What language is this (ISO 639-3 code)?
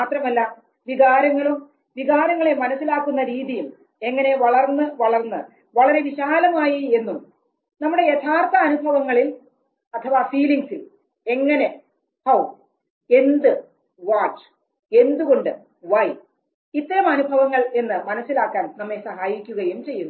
mal